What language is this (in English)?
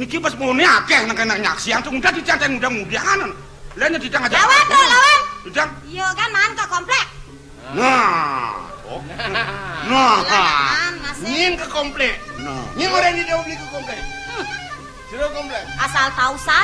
Indonesian